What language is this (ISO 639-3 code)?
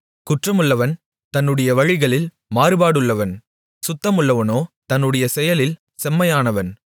tam